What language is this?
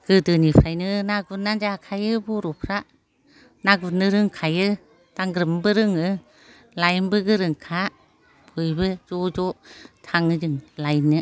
Bodo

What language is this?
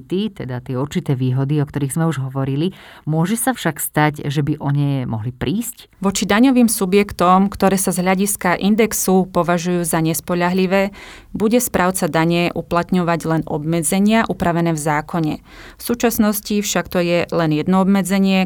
Slovak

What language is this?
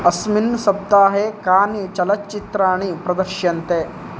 Sanskrit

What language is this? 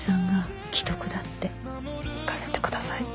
Japanese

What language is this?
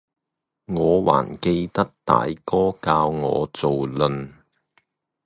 Cantonese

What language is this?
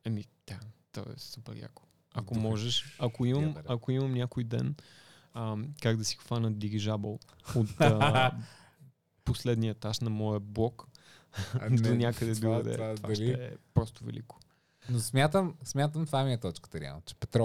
Bulgarian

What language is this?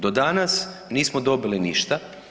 Croatian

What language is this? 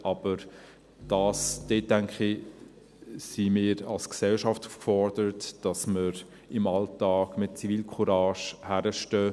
Swiss German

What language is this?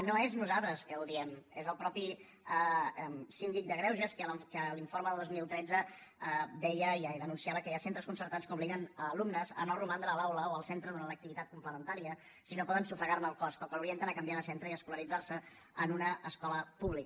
Catalan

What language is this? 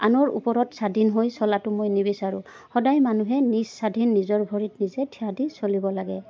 Assamese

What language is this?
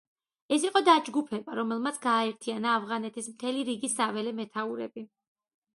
Georgian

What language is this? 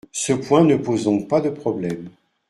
French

